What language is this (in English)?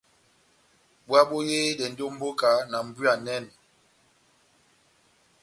Batanga